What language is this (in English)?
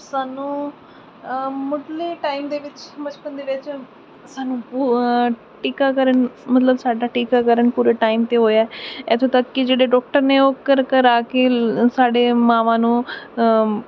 Punjabi